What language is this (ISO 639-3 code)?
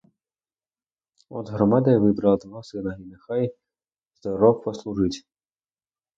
ukr